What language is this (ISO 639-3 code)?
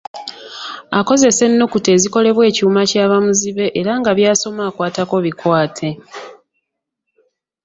lug